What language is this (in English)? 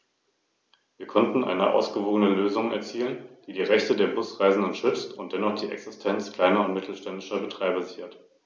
German